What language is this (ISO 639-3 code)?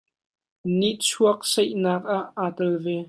cnh